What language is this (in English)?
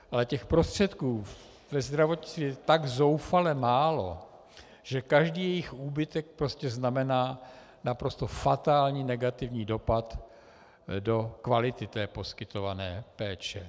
Czech